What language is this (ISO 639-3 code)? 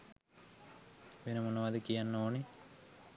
sin